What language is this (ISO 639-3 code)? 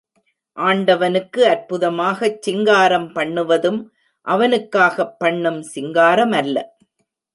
tam